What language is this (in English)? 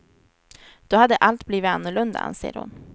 Swedish